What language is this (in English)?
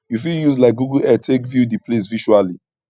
Nigerian Pidgin